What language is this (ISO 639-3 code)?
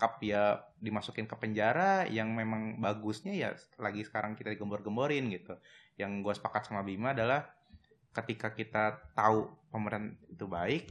ind